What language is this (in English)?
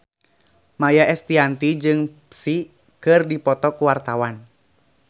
Sundanese